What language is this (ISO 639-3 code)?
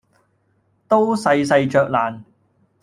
yue